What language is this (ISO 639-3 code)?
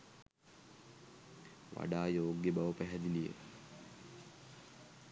sin